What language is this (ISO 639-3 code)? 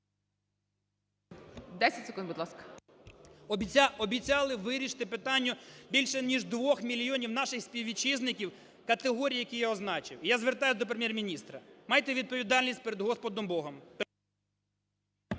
ukr